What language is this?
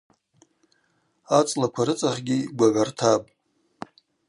Abaza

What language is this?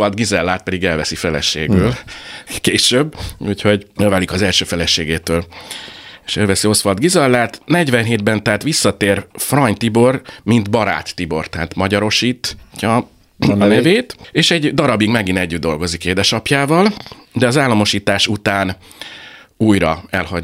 Hungarian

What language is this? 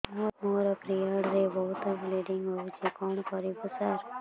Odia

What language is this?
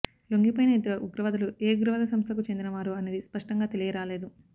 Telugu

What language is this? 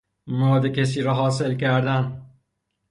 Persian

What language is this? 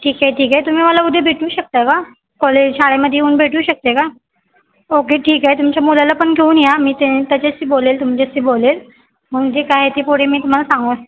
Marathi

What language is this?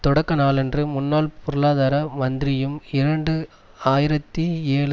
Tamil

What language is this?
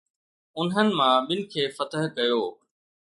Sindhi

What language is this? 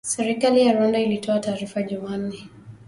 Swahili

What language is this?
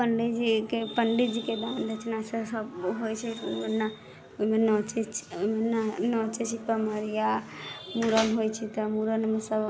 Maithili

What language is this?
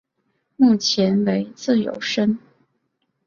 Chinese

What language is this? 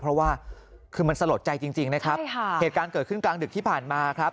Thai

